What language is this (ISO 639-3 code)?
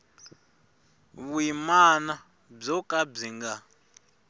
tso